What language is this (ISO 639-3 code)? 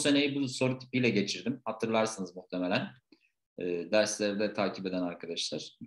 tur